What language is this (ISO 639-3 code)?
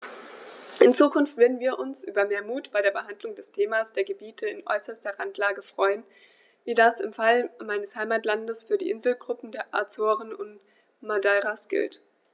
deu